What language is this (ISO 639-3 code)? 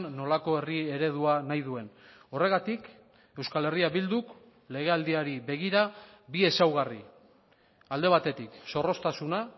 eus